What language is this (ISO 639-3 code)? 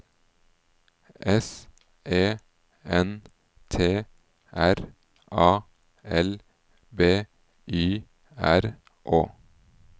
nor